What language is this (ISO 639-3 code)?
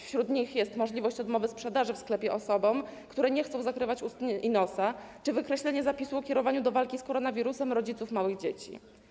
pol